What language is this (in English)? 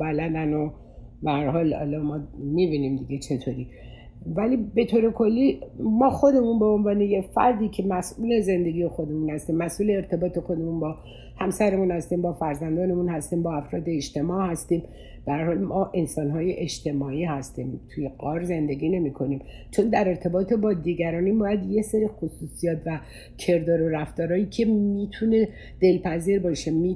Persian